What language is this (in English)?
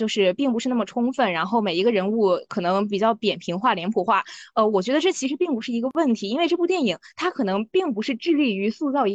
Chinese